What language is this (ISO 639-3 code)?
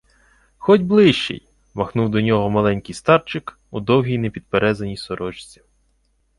ukr